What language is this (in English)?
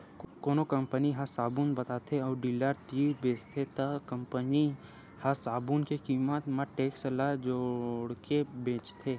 Chhattisgarhi